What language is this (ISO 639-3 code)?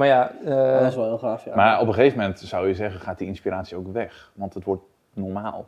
nld